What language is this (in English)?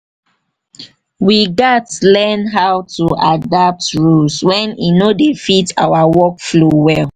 Nigerian Pidgin